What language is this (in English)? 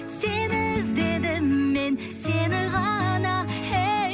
Kazakh